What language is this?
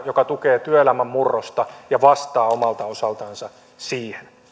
Finnish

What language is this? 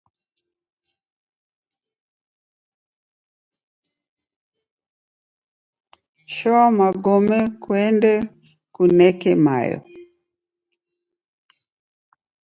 Taita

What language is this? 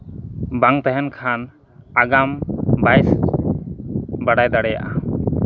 Santali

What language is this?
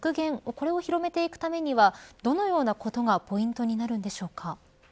Japanese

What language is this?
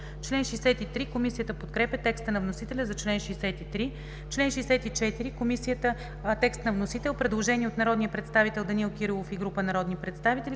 Bulgarian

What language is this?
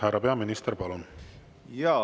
Estonian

